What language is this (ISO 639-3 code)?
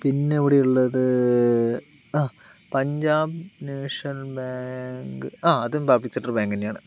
mal